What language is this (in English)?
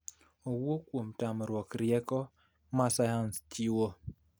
Luo (Kenya and Tanzania)